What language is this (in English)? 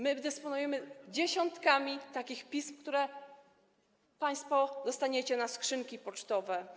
Polish